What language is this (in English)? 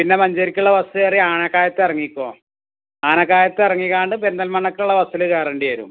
Malayalam